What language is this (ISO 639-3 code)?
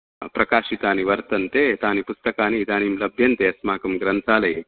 san